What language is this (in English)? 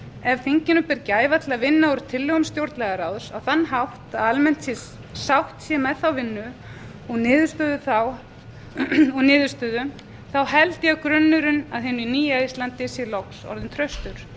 Icelandic